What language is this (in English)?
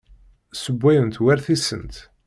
Kabyle